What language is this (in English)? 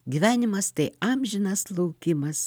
Lithuanian